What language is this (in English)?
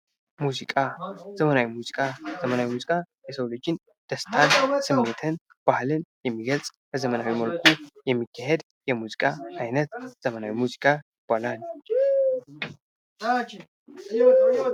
Amharic